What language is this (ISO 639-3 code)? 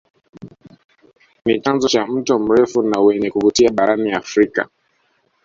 swa